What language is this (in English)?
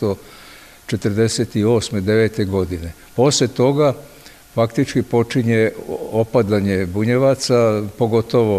Croatian